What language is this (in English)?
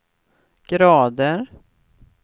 Swedish